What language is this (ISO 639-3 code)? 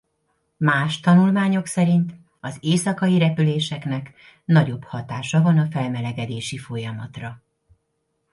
hun